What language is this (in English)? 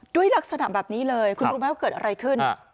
Thai